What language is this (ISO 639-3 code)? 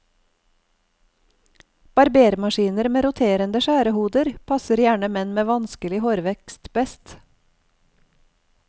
nor